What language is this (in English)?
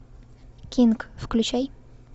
Russian